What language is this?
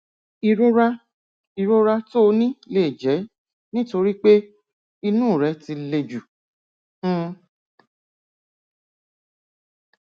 Yoruba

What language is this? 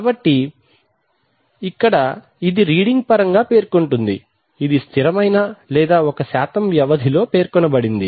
Telugu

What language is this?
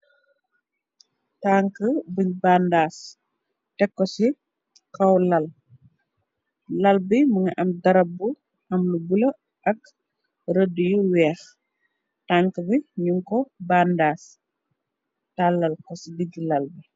Wolof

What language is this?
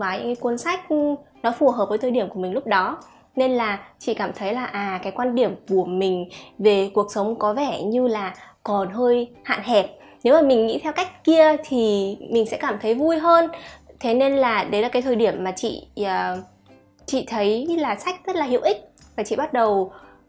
Vietnamese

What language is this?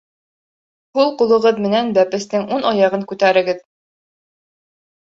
Bashkir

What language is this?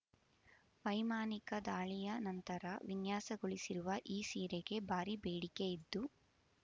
Kannada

